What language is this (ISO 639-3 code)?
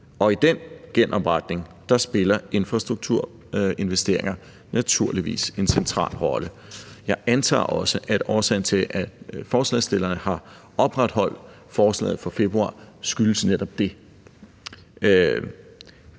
dan